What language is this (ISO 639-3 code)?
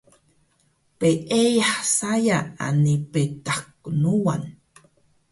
trv